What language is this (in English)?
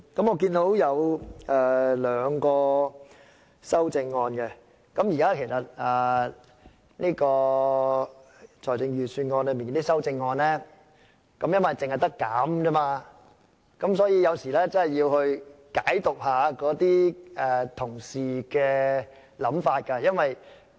Cantonese